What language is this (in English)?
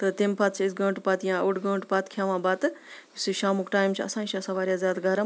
Kashmiri